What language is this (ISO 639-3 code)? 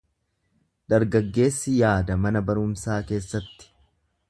orm